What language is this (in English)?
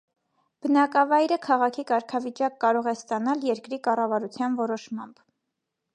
Armenian